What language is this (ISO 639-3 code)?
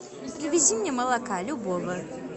rus